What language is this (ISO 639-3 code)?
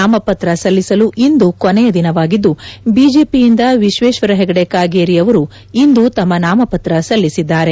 kan